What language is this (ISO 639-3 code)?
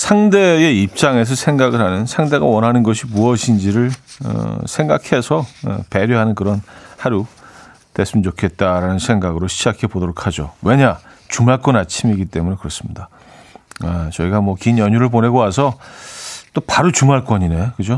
kor